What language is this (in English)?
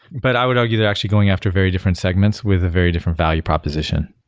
English